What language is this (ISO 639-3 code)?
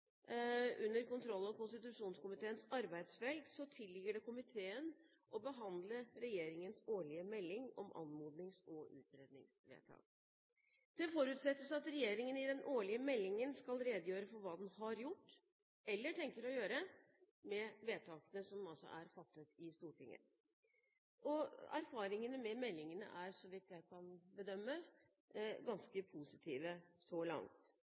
nob